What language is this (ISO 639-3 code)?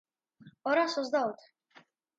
kat